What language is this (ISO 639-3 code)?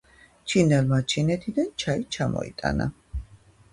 kat